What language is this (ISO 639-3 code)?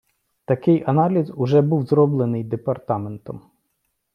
ukr